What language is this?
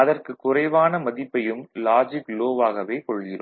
Tamil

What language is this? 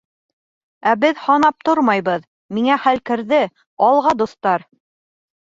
Bashkir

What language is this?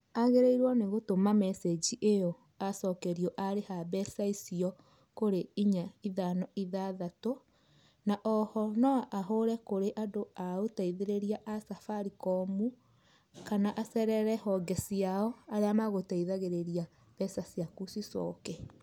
Kikuyu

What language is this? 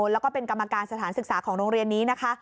Thai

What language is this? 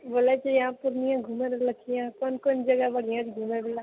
Maithili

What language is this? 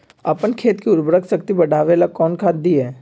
Magahi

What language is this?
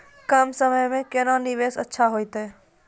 Maithili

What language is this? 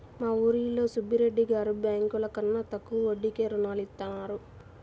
Telugu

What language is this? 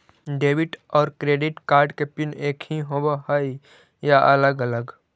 Magahi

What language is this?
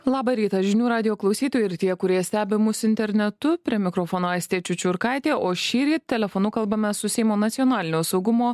Lithuanian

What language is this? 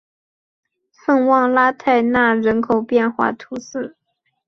Chinese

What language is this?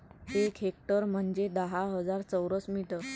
Marathi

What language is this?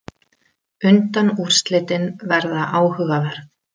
Icelandic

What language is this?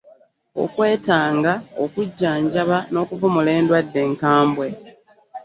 Ganda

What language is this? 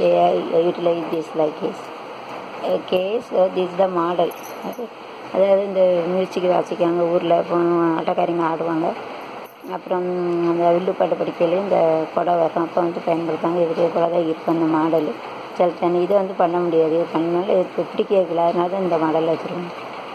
Thai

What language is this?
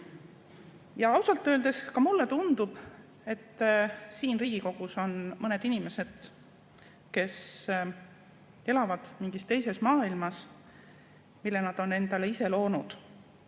Estonian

